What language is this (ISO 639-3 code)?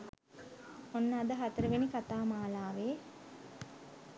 sin